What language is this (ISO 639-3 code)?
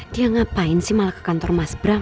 ind